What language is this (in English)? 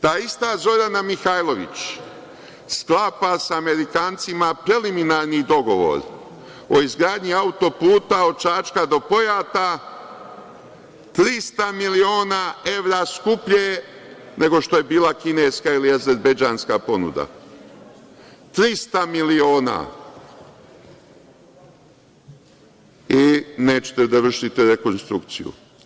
Serbian